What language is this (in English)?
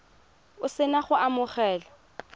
Tswana